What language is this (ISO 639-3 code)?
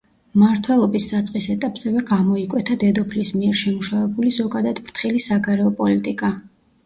kat